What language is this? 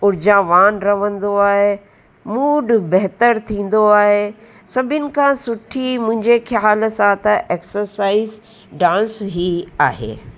Sindhi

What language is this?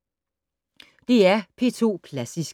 Danish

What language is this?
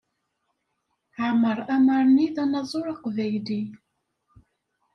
Kabyle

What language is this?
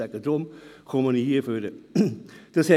Swiss German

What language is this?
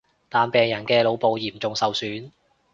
Cantonese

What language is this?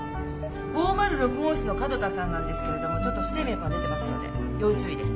Japanese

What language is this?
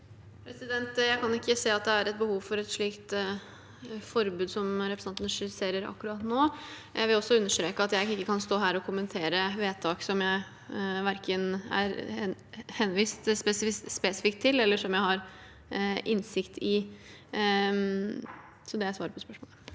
Norwegian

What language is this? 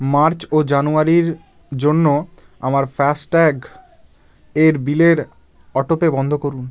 Bangla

